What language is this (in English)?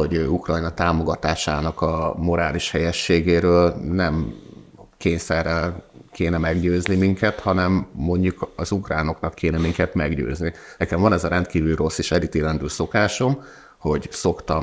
Hungarian